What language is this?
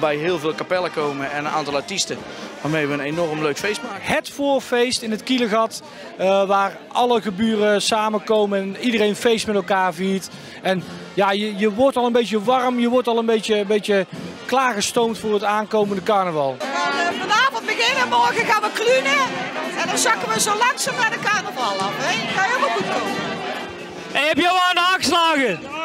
Dutch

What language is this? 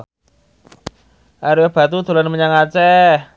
Javanese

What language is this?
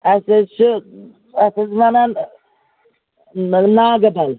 Kashmiri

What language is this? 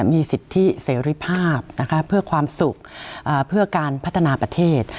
Thai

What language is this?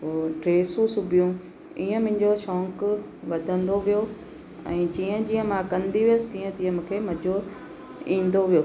Sindhi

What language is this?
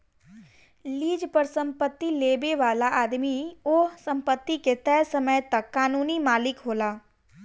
Bhojpuri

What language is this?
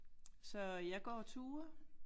Danish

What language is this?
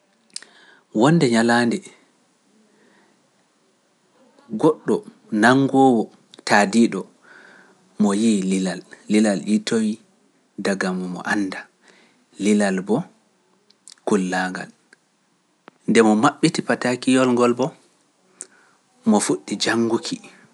Pular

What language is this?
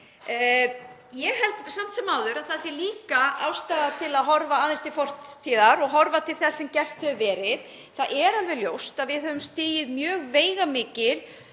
Icelandic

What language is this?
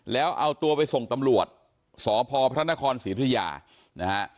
Thai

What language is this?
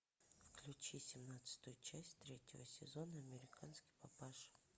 Russian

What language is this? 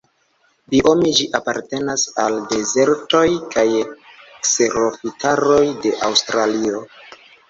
Esperanto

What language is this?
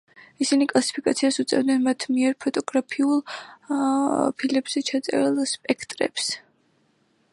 Georgian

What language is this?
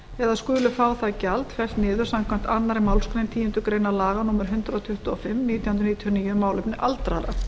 Icelandic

